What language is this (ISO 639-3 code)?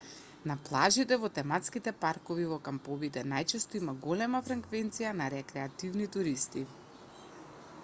mkd